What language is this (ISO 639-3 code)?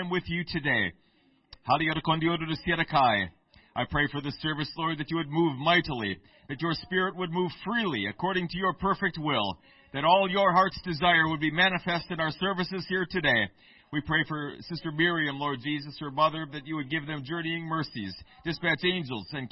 eng